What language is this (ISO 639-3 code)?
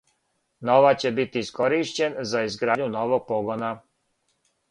srp